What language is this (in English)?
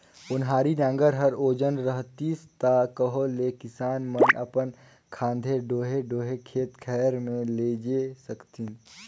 Chhattisgarhi